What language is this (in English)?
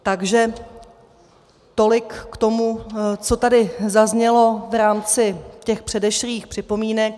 Czech